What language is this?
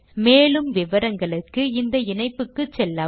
Tamil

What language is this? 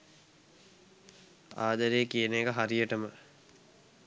Sinhala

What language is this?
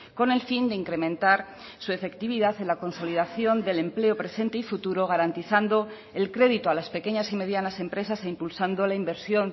Spanish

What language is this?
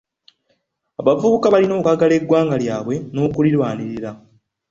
Ganda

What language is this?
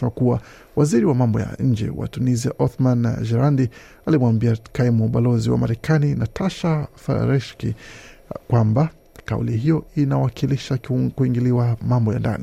Swahili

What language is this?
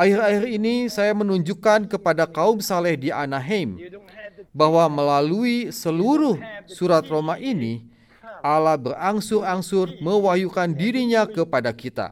Indonesian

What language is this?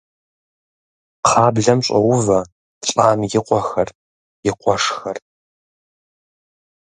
Kabardian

